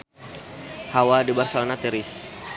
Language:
Sundanese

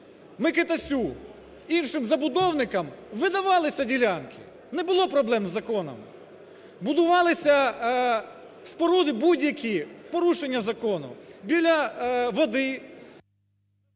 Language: Ukrainian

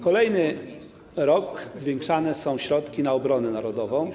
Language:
Polish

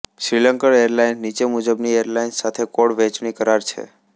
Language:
Gujarati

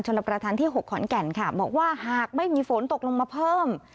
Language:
Thai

